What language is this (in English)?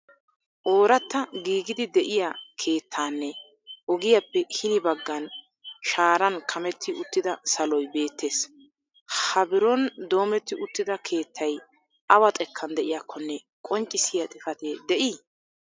Wolaytta